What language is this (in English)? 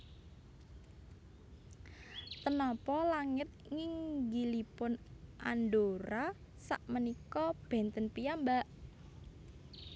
Javanese